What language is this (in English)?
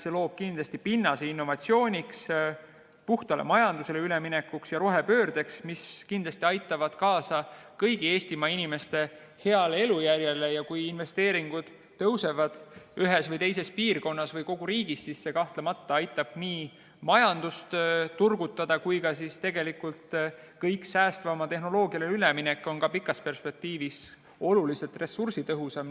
Estonian